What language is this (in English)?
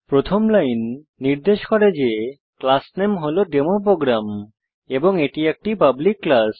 Bangla